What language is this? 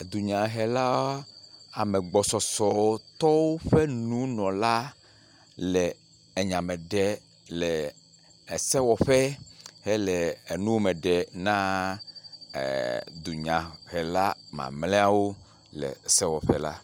Ewe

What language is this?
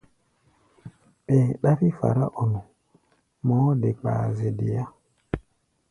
Gbaya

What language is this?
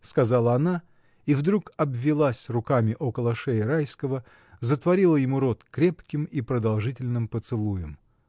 Russian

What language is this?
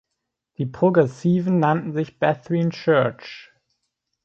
German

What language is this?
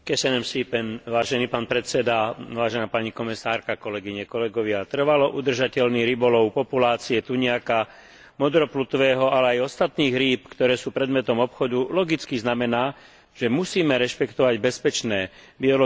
Slovak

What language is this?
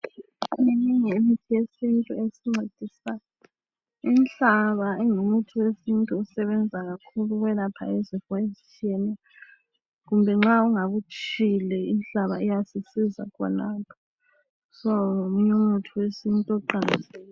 North Ndebele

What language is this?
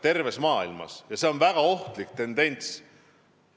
Estonian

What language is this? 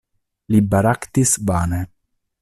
Esperanto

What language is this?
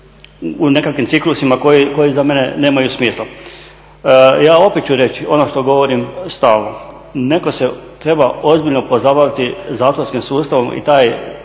Croatian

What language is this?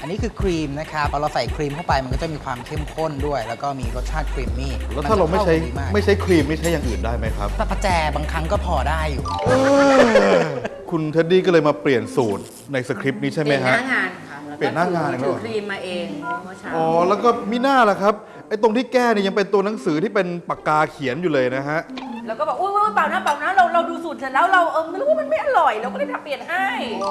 Thai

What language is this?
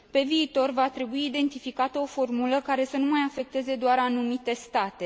Romanian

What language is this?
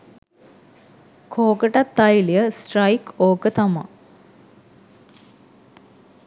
Sinhala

